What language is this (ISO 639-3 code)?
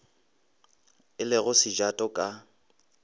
nso